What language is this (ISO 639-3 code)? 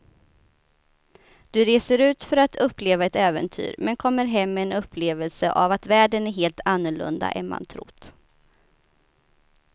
swe